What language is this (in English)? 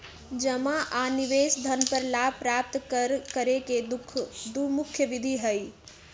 Magahi